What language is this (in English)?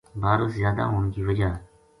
Gujari